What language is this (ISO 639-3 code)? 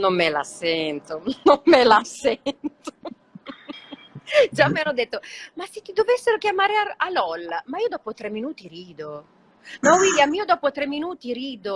ita